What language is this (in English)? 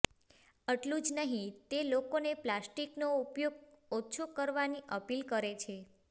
Gujarati